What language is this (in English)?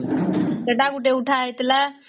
Odia